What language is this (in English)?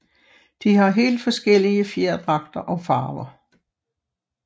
Danish